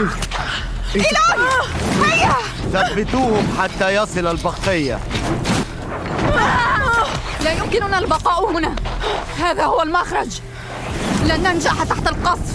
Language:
Arabic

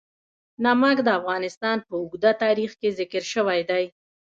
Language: Pashto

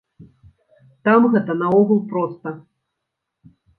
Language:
Belarusian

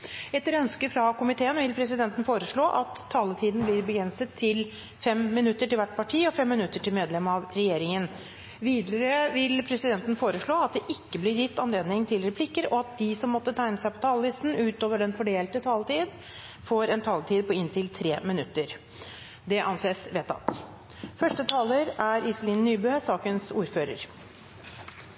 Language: Norwegian Bokmål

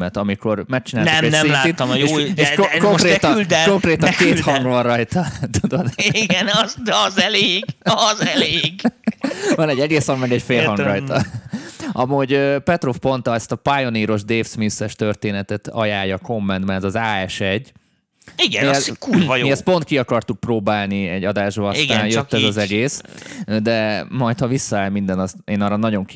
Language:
Hungarian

